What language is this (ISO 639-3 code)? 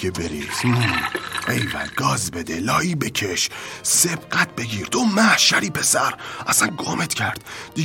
fas